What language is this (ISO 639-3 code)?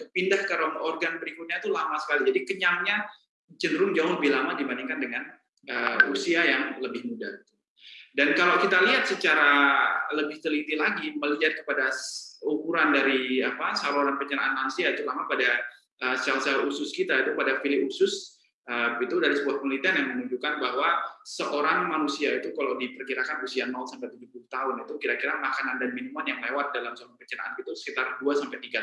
ind